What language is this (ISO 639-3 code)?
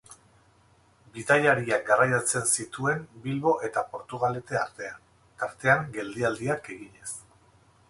eus